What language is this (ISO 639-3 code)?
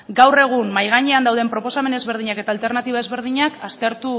eus